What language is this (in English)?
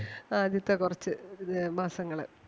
Malayalam